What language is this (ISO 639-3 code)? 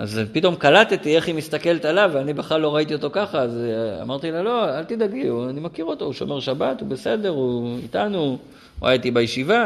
heb